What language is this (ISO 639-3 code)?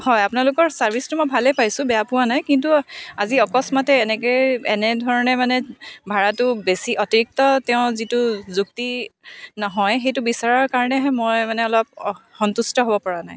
asm